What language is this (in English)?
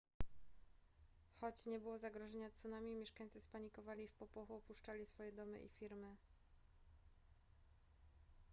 Polish